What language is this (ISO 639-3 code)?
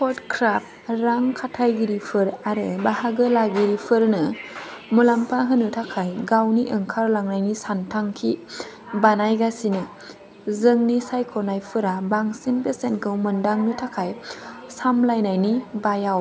brx